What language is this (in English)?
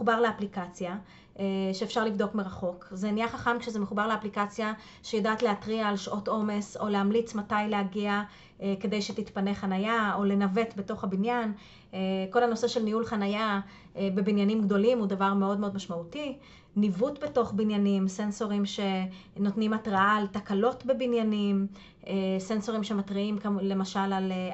Hebrew